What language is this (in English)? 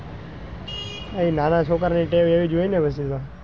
Gujarati